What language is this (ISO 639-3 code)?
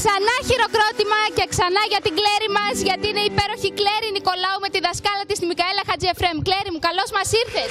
ell